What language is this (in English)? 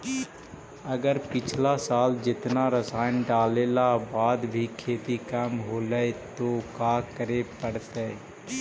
Magahi